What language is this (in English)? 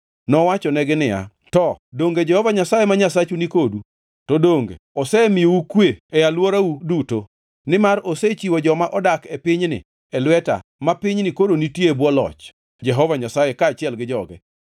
Luo (Kenya and Tanzania)